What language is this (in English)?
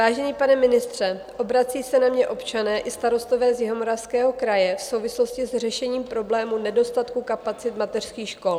Czech